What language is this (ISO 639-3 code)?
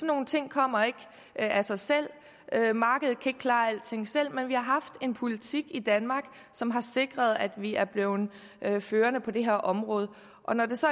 dan